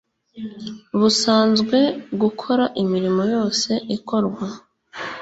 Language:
Kinyarwanda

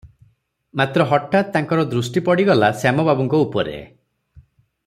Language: Odia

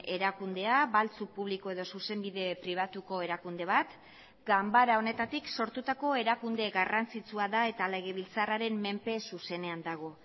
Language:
Basque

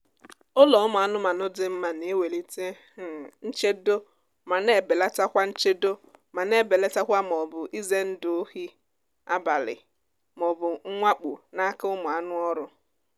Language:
Igbo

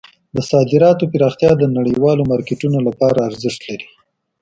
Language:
Pashto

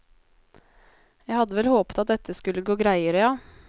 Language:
Norwegian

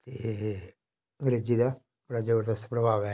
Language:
Dogri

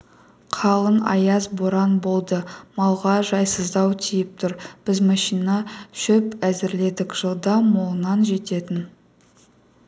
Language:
Kazakh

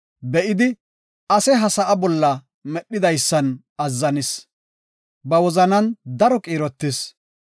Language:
Gofa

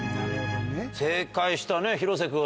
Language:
Japanese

